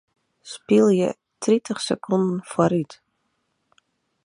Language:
Western Frisian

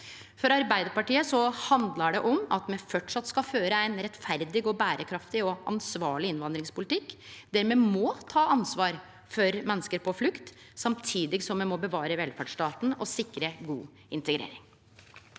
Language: Norwegian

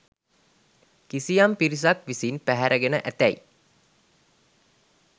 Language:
Sinhala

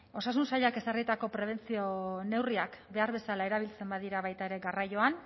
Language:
Basque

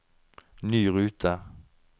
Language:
Norwegian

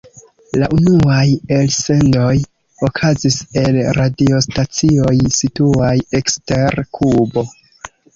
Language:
Esperanto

